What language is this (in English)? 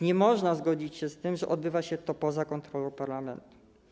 Polish